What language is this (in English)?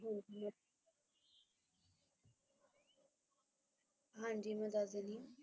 Punjabi